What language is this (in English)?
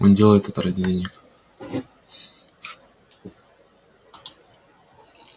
Russian